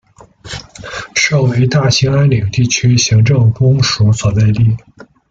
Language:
Chinese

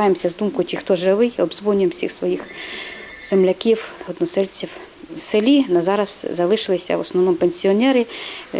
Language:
Ukrainian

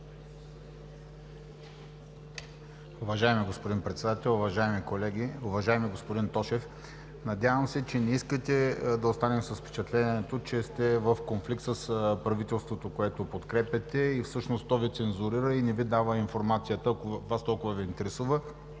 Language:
Bulgarian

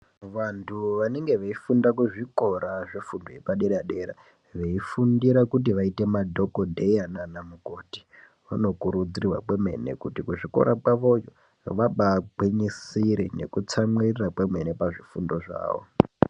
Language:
Ndau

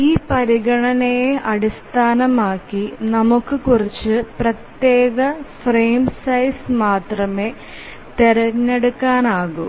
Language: Malayalam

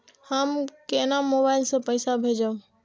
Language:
Maithili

